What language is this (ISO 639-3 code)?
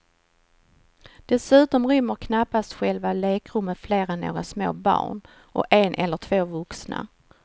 swe